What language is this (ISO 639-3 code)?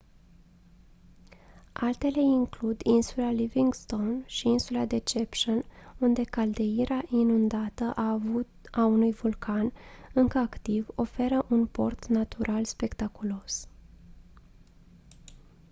ron